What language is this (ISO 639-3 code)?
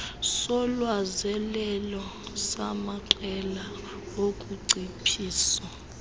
xho